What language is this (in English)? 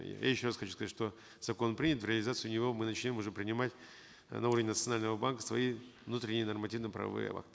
Kazakh